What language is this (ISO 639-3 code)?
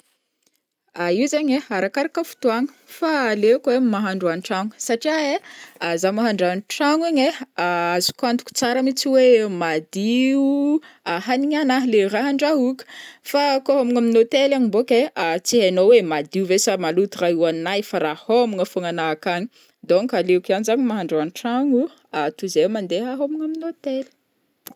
bmm